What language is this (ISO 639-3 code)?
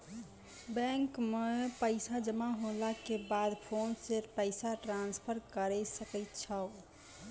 mai